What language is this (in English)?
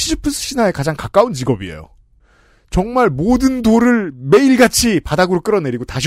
Korean